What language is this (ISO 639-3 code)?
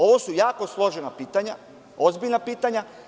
srp